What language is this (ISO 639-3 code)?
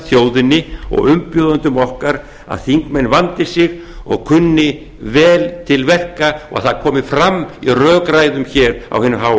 isl